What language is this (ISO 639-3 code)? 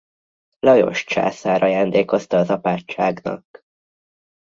hun